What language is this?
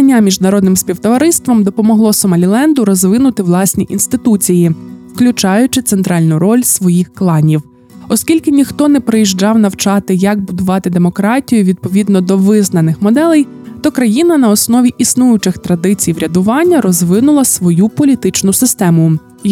Ukrainian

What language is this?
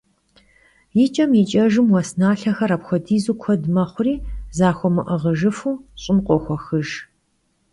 Kabardian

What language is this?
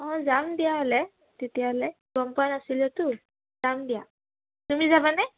Assamese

